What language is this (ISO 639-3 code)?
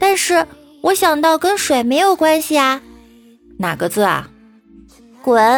zho